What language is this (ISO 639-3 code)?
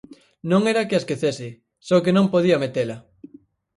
glg